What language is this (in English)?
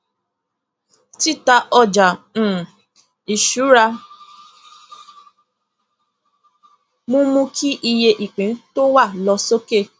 Yoruba